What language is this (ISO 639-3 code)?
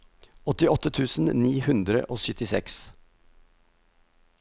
nor